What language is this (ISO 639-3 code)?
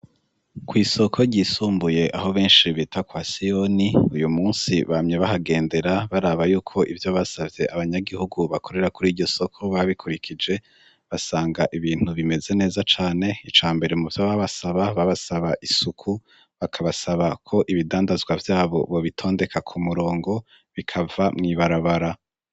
run